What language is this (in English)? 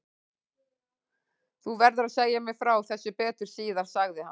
Icelandic